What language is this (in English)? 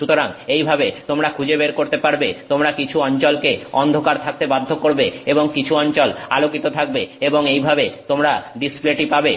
Bangla